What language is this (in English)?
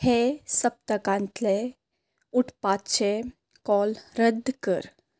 Konkani